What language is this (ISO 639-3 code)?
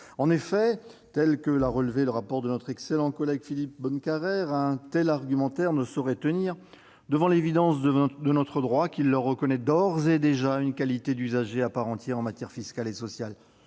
fra